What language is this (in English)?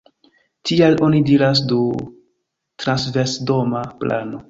Esperanto